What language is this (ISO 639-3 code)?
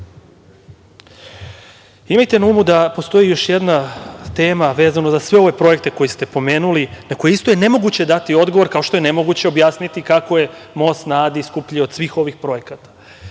srp